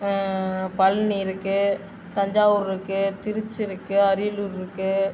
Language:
Tamil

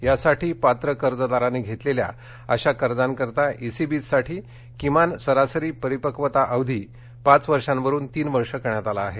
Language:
Marathi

